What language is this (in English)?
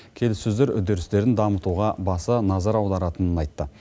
Kazakh